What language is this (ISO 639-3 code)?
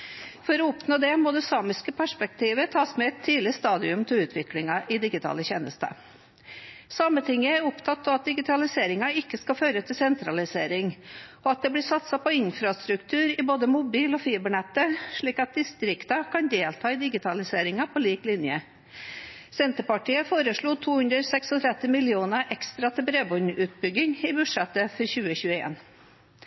nob